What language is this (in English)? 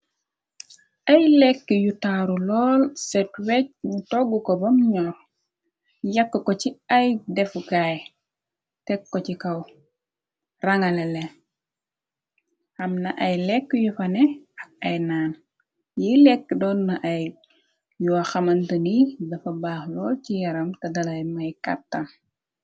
Wolof